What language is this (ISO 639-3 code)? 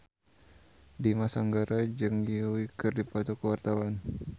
sun